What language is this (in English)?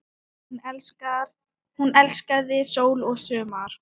Icelandic